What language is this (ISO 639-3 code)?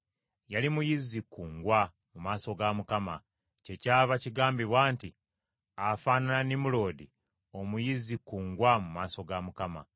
lug